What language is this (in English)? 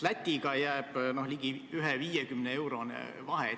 Estonian